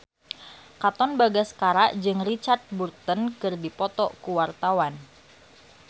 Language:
Sundanese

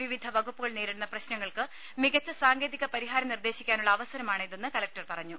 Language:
Malayalam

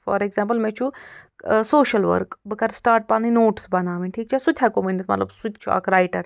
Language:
Kashmiri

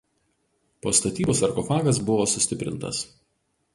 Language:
Lithuanian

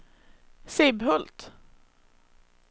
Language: Swedish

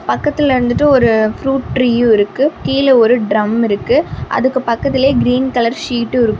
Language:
Tamil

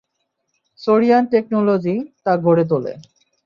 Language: Bangla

